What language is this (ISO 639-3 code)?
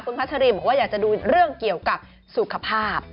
tha